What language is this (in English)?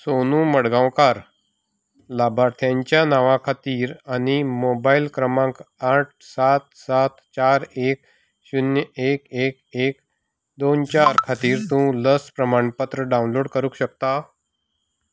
Konkani